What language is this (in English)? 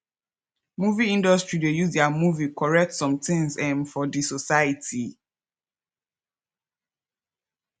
Nigerian Pidgin